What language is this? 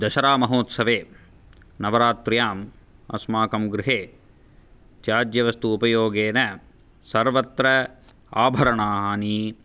Sanskrit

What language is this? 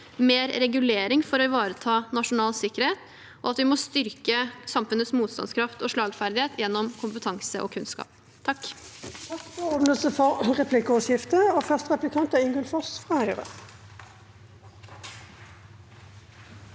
Norwegian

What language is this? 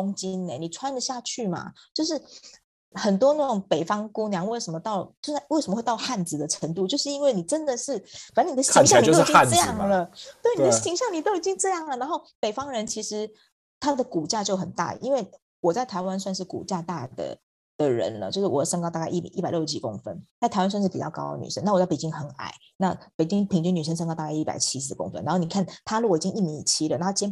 Chinese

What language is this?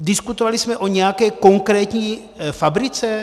Czech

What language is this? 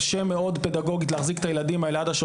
Hebrew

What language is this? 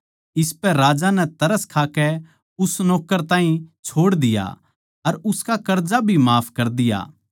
Haryanvi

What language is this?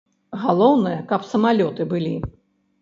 Belarusian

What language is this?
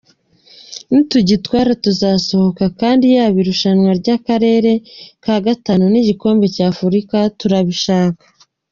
Kinyarwanda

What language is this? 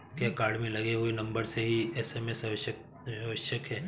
Hindi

